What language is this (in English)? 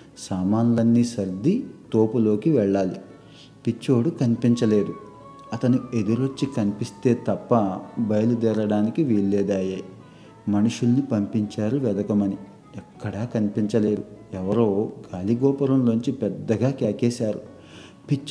Telugu